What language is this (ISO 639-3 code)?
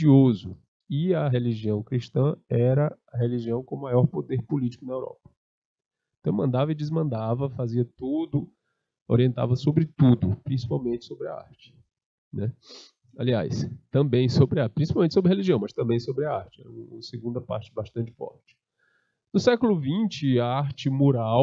por